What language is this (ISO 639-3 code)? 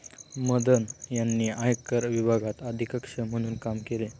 mar